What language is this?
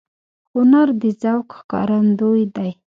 Pashto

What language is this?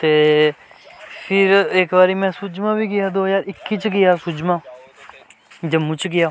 Dogri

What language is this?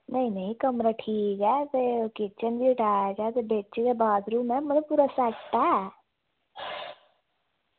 Dogri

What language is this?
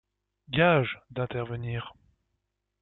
French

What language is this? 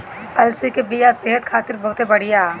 Bhojpuri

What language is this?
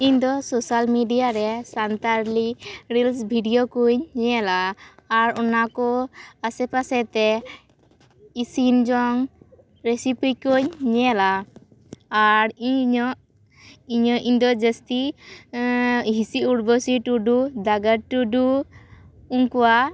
Santali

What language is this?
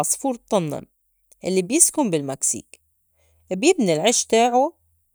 North Levantine Arabic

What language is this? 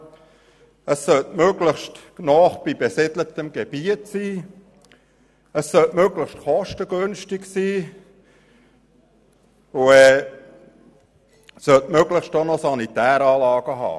Swiss German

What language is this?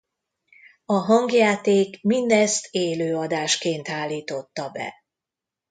Hungarian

